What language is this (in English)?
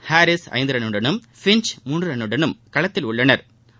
Tamil